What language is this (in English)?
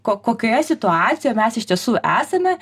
Lithuanian